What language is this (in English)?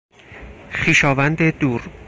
Persian